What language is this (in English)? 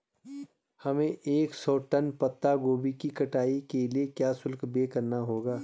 Hindi